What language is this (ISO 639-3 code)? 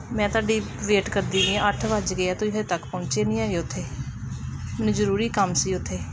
pan